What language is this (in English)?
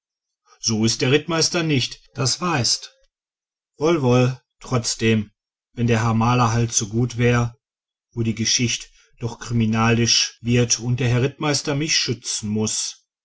German